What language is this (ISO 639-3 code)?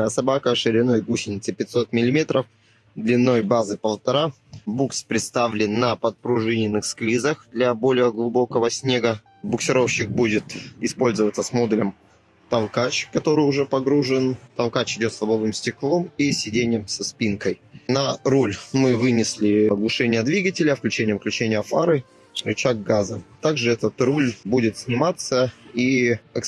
rus